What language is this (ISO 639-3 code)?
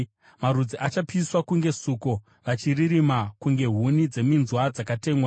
sna